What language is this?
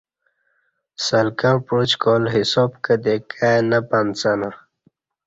Kati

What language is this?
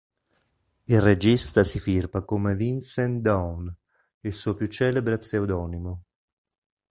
Italian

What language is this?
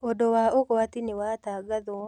Kikuyu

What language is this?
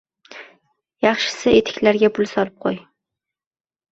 Uzbek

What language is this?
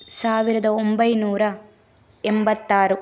Kannada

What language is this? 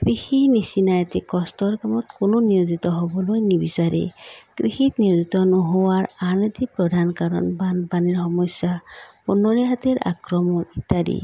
Assamese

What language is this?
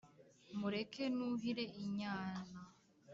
Kinyarwanda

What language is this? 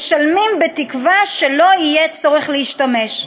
Hebrew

